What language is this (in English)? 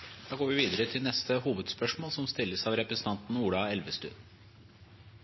Norwegian Bokmål